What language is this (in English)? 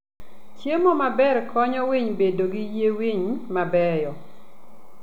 Luo (Kenya and Tanzania)